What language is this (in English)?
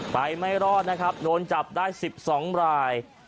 Thai